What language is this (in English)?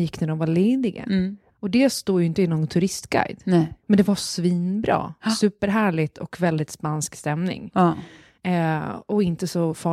Swedish